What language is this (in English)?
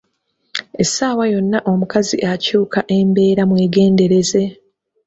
Ganda